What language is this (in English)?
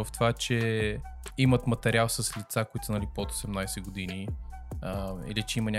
Bulgarian